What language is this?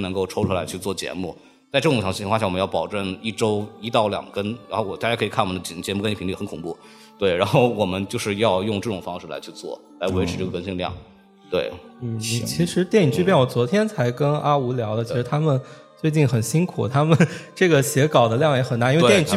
Chinese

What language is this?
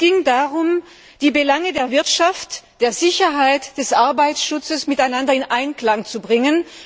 German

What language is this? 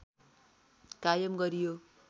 Nepali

